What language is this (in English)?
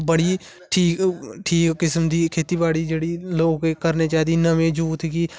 Dogri